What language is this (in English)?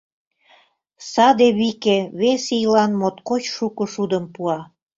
Mari